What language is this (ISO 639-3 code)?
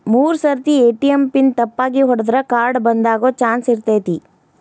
kan